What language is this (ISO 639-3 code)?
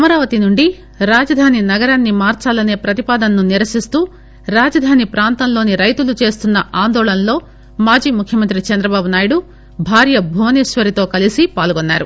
tel